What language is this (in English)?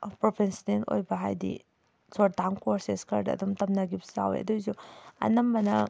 Manipuri